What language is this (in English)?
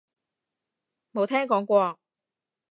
Cantonese